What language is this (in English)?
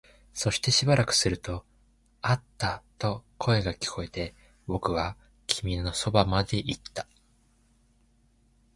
Japanese